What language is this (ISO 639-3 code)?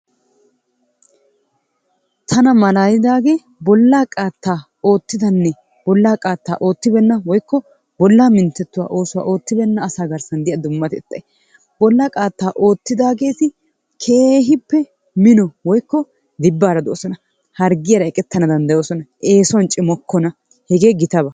wal